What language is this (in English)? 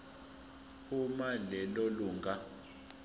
Zulu